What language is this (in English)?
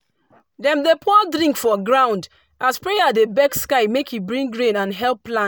Nigerian Pidgin